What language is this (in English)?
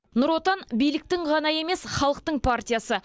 Kazakh